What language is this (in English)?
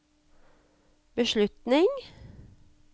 Norwegian